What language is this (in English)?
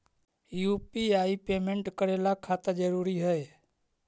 Magahi